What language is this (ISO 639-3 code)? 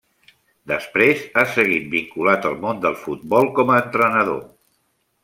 cat